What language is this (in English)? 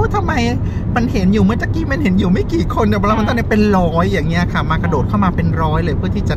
Thai